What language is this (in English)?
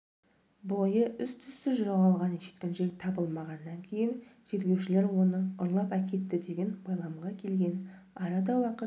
Kazakh